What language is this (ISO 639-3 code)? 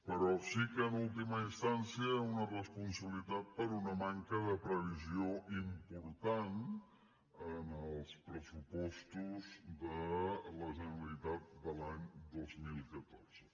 cat